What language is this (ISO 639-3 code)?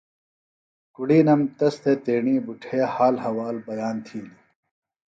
phl